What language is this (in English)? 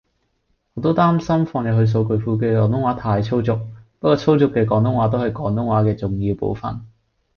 Cantonese